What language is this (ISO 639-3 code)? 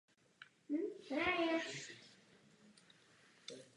ces